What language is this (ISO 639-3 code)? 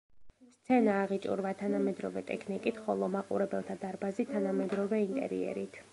kat